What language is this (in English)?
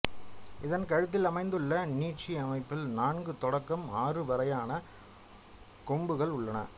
Tamil